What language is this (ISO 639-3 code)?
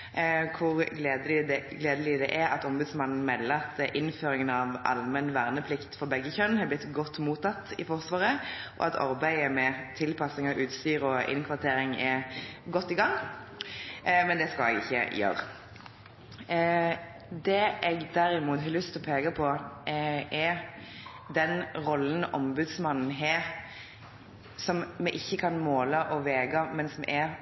nob